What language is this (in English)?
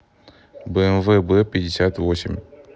Russian